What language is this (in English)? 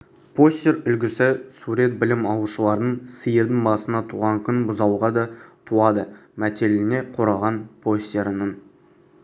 Kazakh